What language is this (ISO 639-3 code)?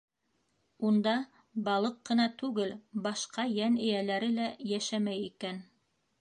bak